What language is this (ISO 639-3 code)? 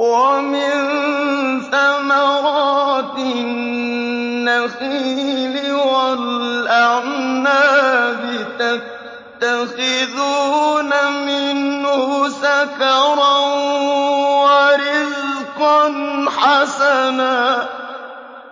ara